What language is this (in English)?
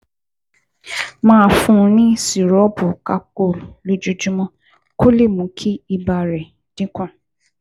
Yoruba